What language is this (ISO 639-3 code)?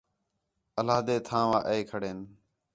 xhe